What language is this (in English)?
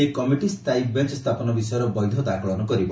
Odia